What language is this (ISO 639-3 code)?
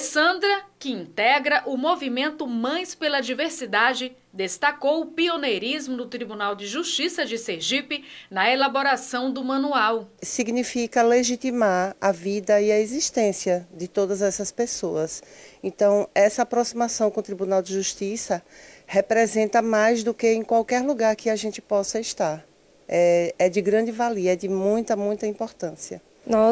por